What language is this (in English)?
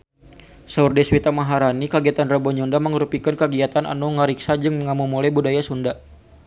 Sundanese